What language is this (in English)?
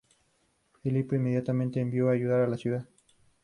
Spanish